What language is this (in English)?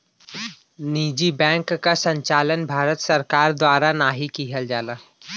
Bhojpuri